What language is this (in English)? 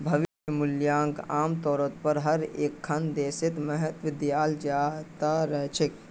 Magahi